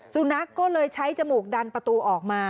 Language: Thai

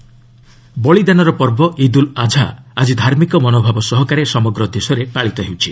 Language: Odia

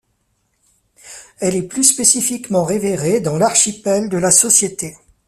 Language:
French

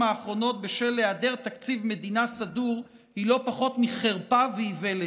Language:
Hebrew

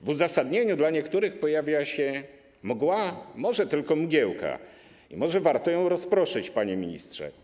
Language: Polish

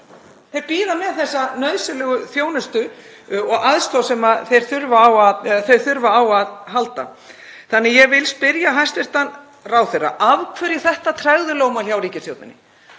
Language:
Icelandic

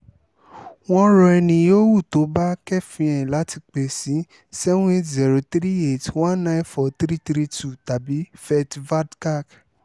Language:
Yoruba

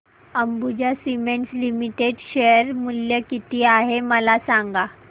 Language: Marathi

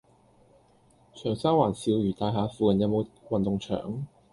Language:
Cantonese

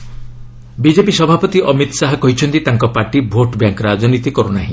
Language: Odia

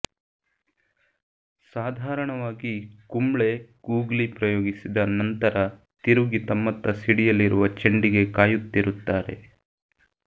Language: Kannada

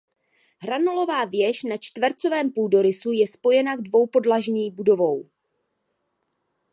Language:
Czech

